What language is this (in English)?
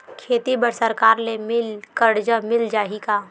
Chhattisgarhi